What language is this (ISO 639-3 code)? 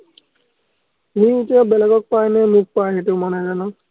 asm